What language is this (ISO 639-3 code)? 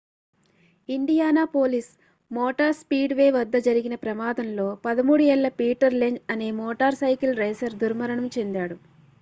tel